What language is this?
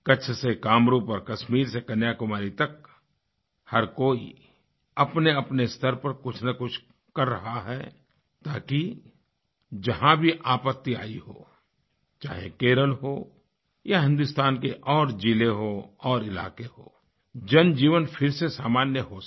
Hindi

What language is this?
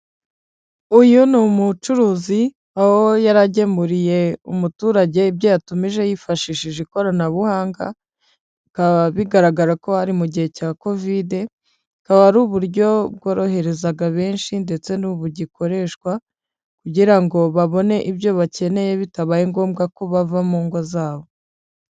Kinyarwanda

